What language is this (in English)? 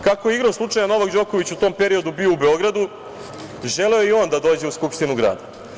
Serbian